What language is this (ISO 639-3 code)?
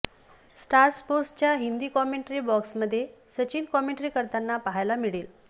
mar